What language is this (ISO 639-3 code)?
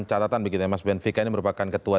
ind